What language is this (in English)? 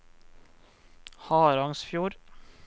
Norwegian